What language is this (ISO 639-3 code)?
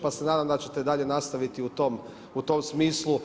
hrv